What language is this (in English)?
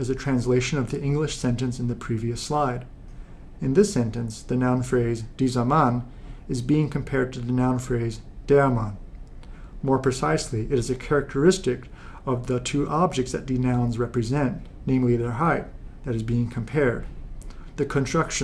English